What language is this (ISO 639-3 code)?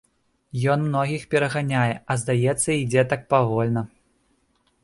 bel